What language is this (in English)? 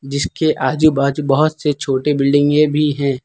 Hindi